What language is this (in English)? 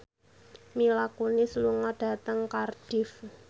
Javanese